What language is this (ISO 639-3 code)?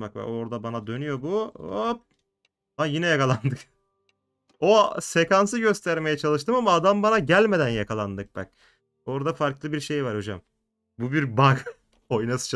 tur